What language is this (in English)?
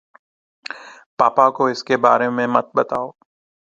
Urdu